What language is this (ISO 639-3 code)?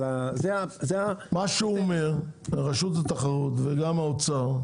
heb